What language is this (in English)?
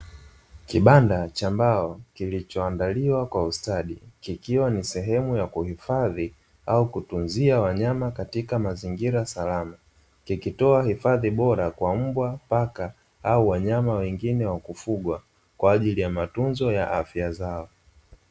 Swahili